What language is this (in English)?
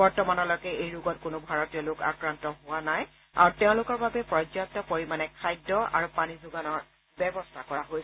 Assamese